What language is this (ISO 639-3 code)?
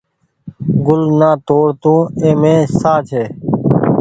gig